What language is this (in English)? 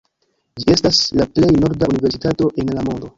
Esperanto